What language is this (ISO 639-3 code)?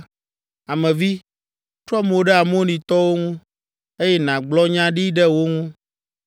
ewe